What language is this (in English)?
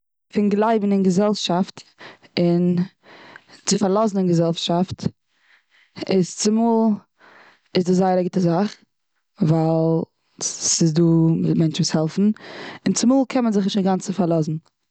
Yiddish